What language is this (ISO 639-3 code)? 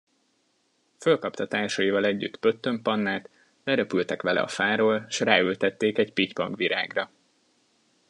hun